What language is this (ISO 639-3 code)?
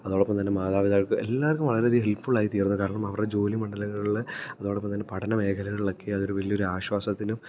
mal